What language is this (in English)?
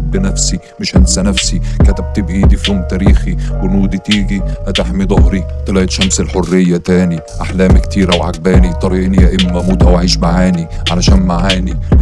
Arabic